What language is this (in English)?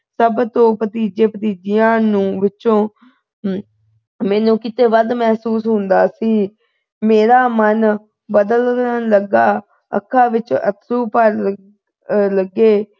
Punjabi